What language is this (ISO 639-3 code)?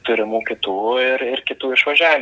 lit